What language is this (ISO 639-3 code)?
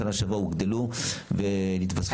heb